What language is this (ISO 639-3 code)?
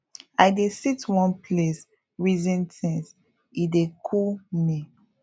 pcm